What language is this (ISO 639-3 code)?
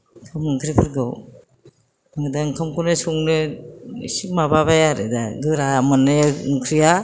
brx